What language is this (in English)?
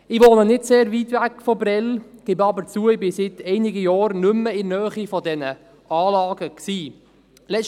Swiss German